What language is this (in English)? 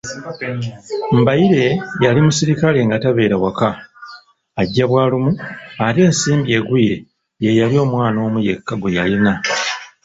Ganda